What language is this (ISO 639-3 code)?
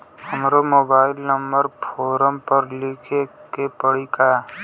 bho